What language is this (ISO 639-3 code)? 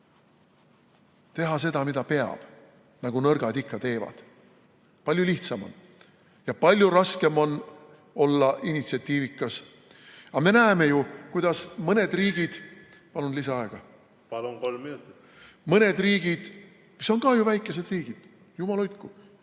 est